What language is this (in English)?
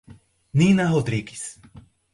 Portuguese